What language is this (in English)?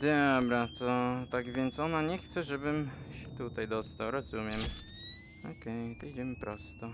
Polish